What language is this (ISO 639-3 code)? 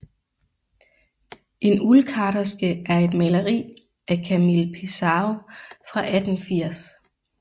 dan